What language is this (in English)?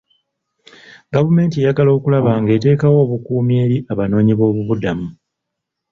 Ganda